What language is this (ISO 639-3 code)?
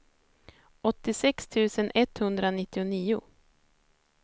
swe